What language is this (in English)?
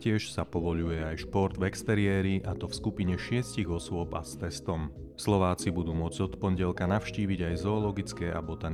Slovak